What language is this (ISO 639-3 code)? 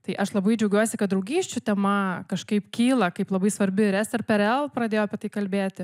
lit